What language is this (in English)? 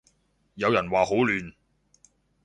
Cantonese